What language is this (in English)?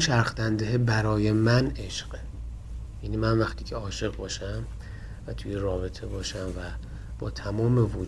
Persian